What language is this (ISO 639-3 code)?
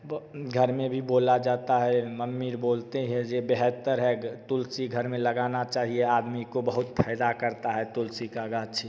hin